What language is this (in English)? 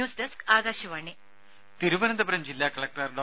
Malayalam